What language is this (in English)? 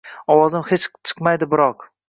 Uzbek